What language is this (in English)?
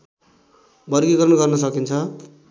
Nepali